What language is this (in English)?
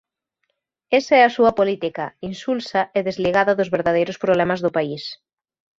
Galician